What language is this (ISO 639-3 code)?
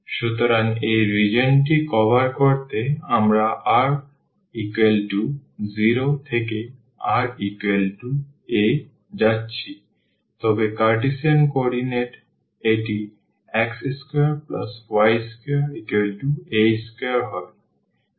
ben